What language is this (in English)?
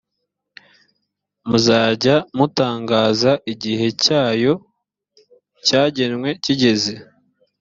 Kinyarwanda